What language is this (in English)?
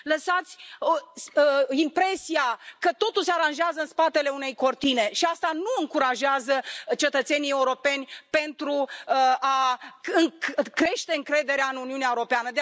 Romanian